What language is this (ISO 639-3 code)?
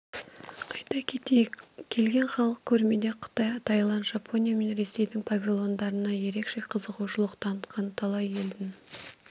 kaz